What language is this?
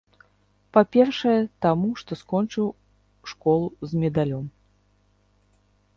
Belarusian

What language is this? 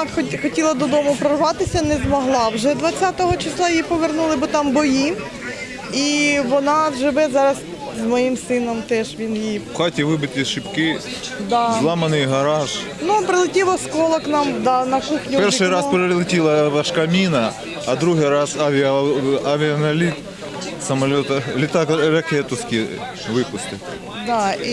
Ukrainian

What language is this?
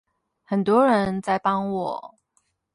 Chinese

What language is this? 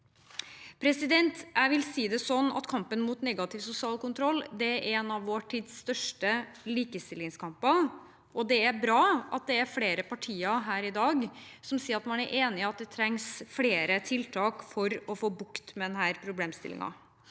Norwegian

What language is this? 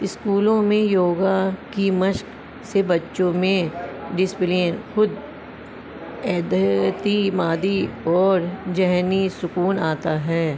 Urdu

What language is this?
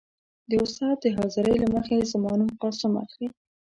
Pashto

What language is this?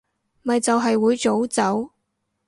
Cantonese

